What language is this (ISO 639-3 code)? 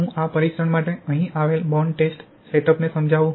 guj